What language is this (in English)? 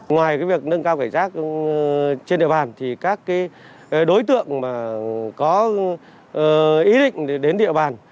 Vietnamese